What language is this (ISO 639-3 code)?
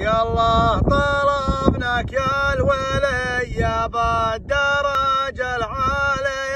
ara